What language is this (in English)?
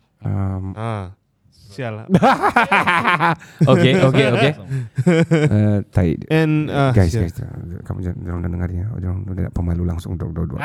Malay